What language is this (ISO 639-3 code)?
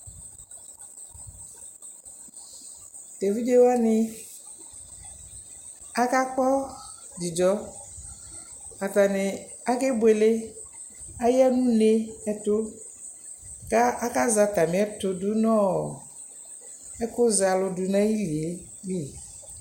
kpo